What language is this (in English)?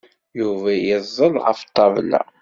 Kabyle